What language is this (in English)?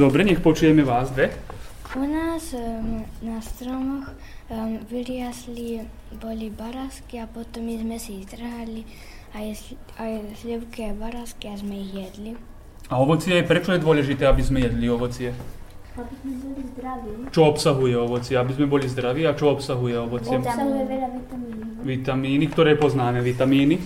Slovak